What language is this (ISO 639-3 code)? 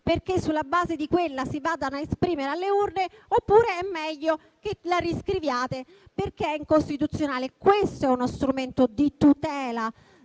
ita